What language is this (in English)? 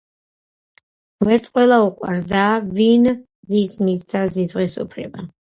Georgian